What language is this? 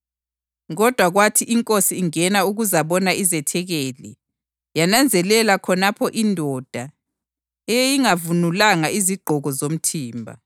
North Ndebele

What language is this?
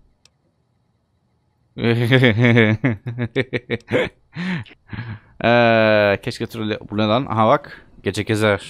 Turkish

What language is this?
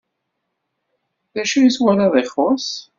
Kabyle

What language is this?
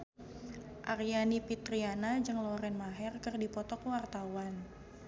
Sundanese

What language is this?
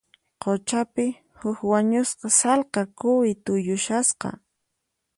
Puno Quechua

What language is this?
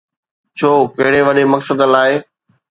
Sindhi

